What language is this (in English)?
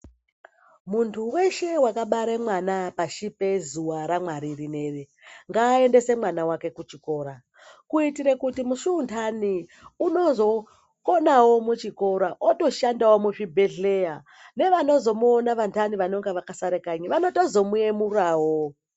Ndau